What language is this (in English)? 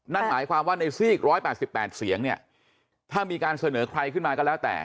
Thai